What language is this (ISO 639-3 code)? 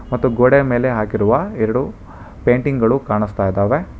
kan